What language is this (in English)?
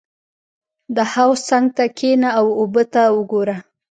Pashto